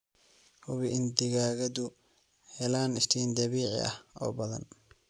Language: Somali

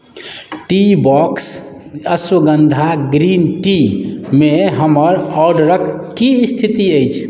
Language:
Maithili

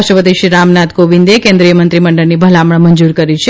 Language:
Gujarati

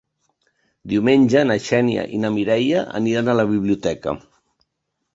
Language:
Catalan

